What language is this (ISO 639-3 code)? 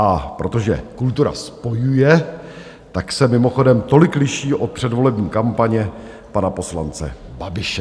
ces